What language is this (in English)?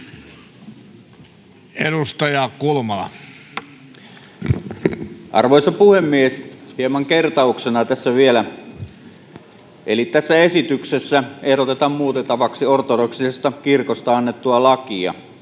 Finnish